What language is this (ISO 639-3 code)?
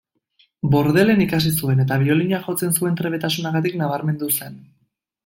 eus